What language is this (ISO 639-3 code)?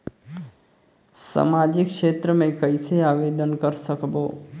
hne